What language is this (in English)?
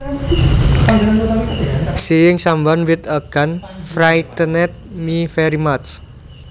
Javanese